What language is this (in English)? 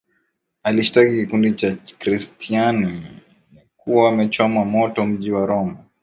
Swahili